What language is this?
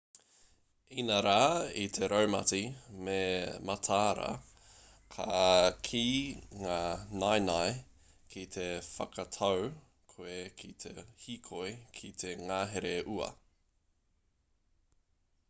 Māori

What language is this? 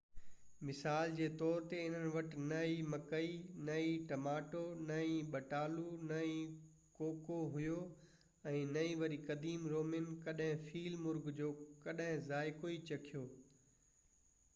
Sindhi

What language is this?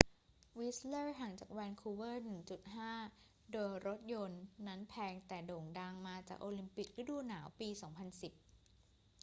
Thai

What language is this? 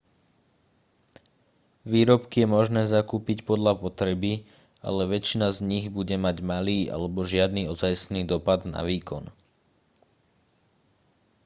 Slovak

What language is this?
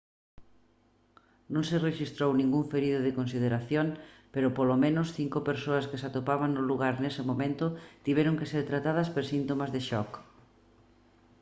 Galician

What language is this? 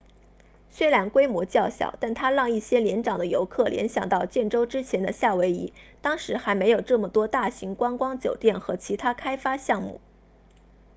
Chinese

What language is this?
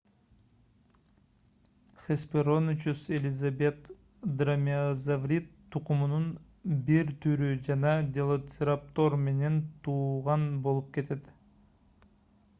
Kyrgyz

